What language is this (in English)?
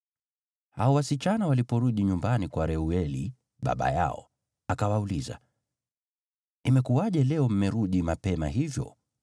Swahili